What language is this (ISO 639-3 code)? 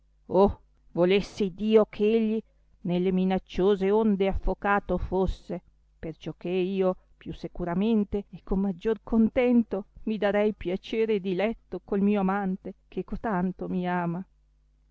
ita